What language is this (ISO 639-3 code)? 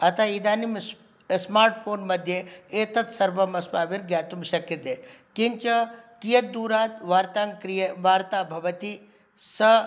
san